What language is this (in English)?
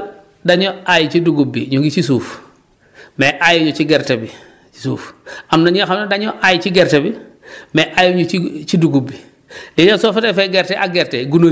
Wolof